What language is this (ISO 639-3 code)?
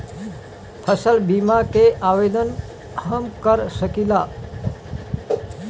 bho